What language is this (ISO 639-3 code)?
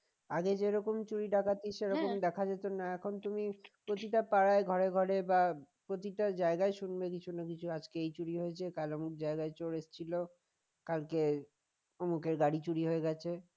ben